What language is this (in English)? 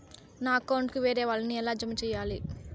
Telugu